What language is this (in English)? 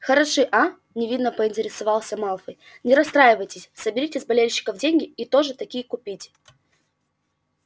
Russian